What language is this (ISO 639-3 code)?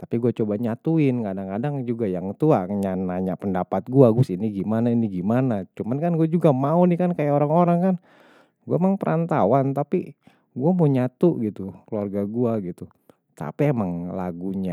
bew